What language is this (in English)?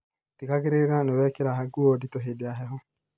Kikuyu